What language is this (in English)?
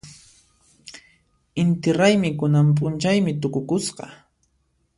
Puno Quechua